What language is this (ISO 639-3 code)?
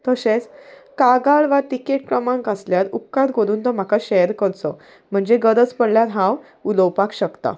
kok